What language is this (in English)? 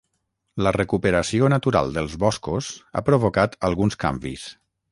Catalan